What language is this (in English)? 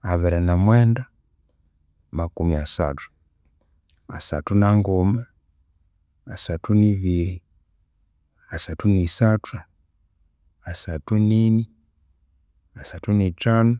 Konzo